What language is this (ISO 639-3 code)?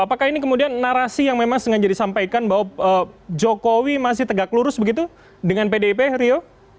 ind